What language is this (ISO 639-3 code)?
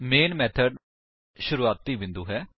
pan